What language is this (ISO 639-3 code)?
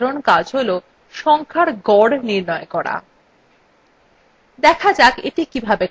ben